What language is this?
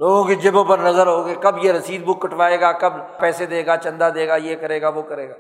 Urdu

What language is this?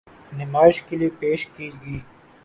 Urdu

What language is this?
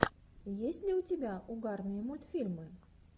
Russian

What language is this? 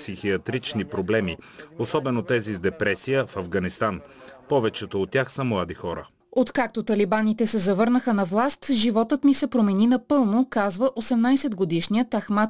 Bulgarian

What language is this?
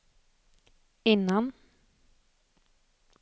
Swedish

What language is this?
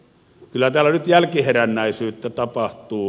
Finnish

